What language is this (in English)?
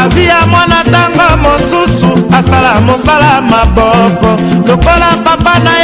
Swahili